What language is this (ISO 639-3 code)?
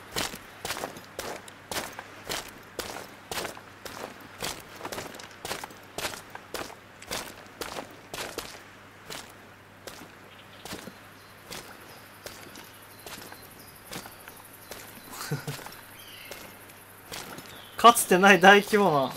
jpn